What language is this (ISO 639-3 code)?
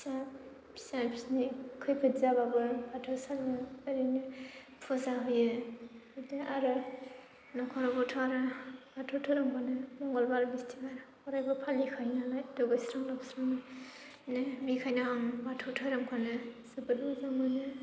brx